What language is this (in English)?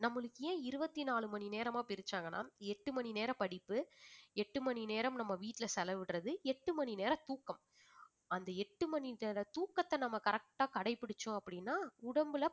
Tamil